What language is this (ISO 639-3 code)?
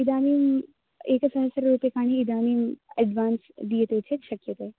san